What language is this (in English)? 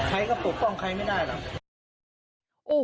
Thai